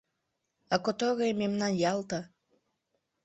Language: Mari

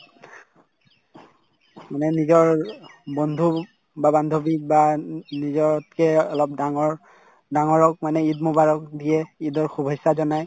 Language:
Assamese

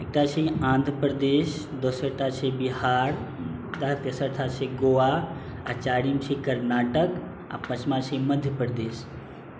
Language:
Maithili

